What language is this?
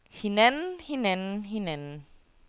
Danish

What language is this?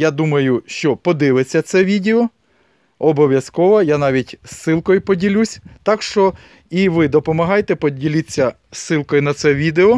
Ukrainian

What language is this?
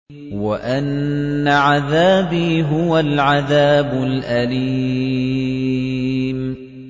Arabic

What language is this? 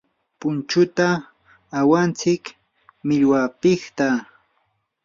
Yanahuanca Pasco Quechua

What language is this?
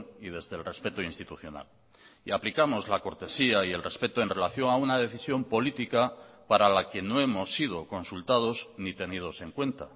Spanish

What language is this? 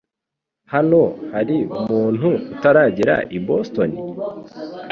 Kinyarwanda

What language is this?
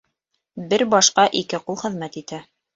Bashkir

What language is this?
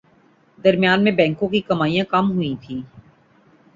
Urdu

